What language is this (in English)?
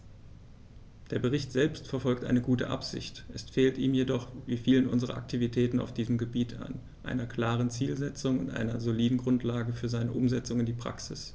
German